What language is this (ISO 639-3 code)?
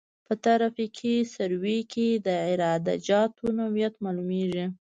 pus